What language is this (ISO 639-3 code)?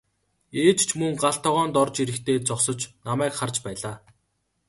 mon